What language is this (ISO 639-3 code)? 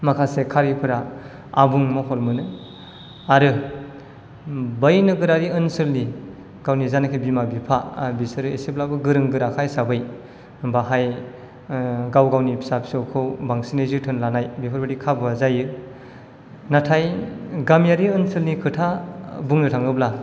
brx